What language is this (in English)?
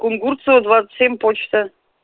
Russian